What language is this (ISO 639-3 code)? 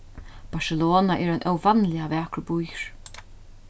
fao